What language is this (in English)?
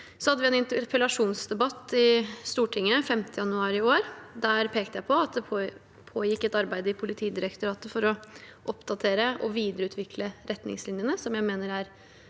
Norwegian